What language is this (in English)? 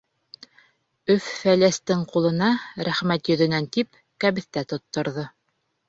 Bashkir